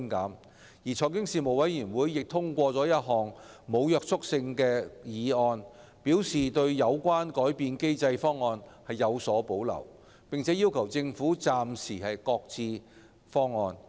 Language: Cantonese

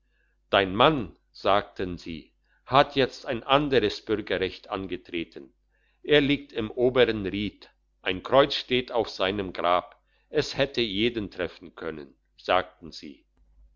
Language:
German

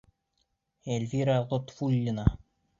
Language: Bashkir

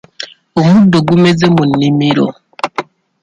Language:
Ganda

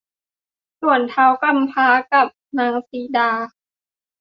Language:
Thai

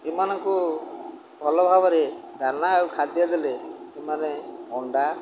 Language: Odia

